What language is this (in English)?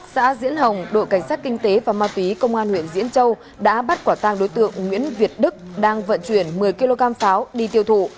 Vietnamese